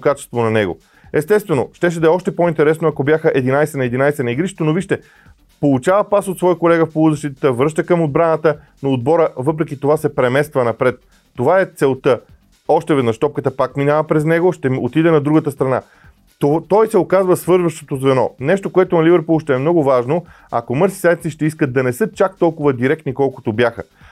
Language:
Bulgarian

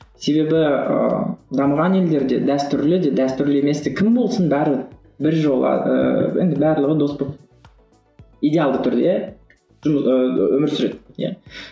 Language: Kazakh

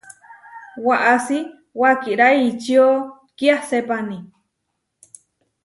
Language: Huarijio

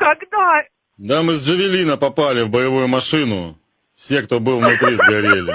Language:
Russian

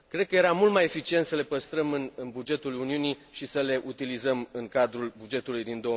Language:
Romanian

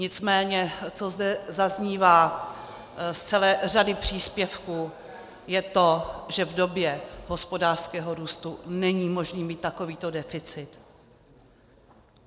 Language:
Czech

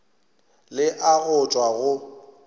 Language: Northern Sotho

